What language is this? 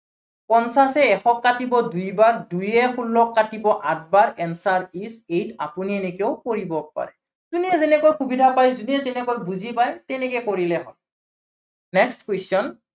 Assamese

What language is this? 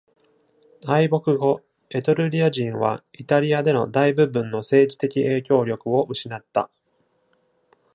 Japanese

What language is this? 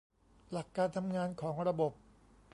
Thai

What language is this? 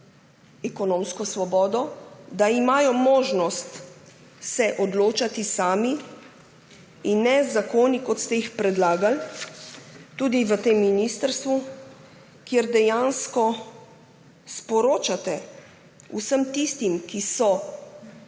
Slovenian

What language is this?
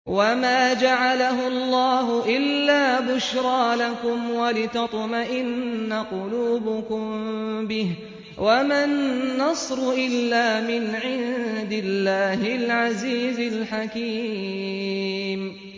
Arabic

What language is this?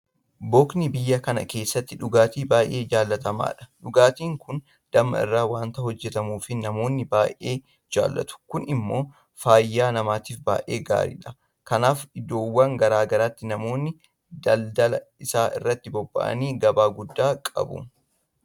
Oromo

